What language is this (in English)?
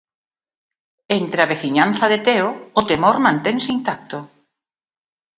Galician